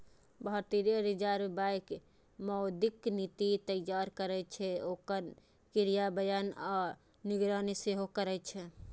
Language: Maithili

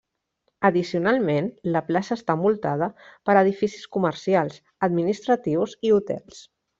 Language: Catalan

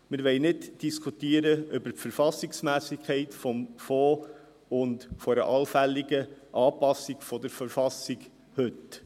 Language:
Swiss German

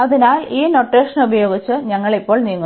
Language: Malayalam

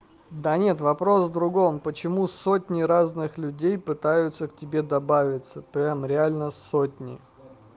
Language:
Russian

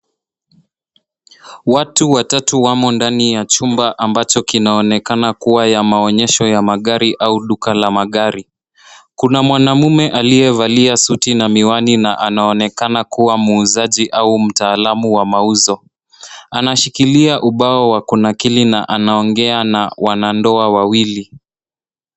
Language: Swahili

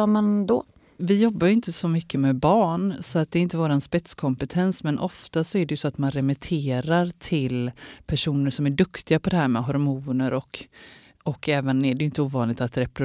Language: Swedish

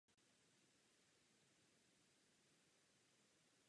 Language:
Czech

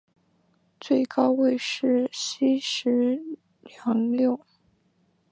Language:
Chinese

